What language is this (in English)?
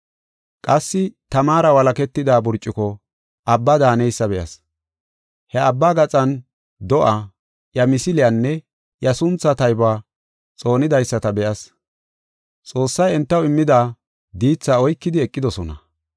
Gofa